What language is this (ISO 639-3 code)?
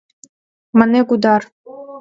chm